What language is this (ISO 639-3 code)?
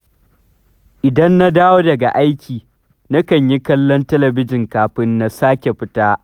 hau